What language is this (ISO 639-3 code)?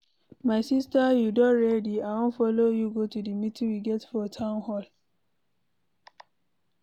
pcm